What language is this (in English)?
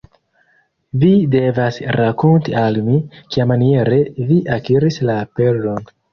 Esperanto